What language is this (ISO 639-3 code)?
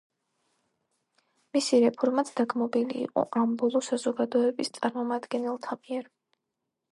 kat